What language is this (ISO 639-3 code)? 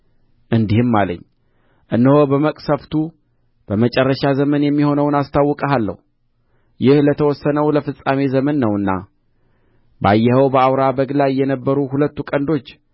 amh